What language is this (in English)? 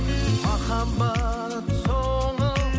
Kazakh